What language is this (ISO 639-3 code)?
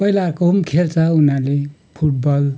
nep